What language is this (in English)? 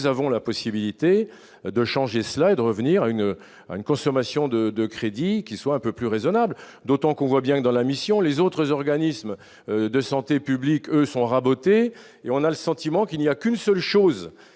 French